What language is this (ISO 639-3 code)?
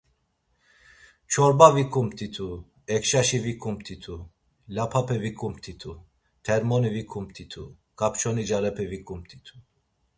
lzz